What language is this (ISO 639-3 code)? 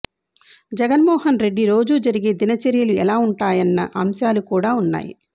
tel